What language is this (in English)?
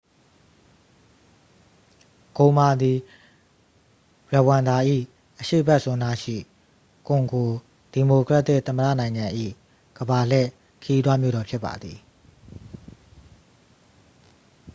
Burmese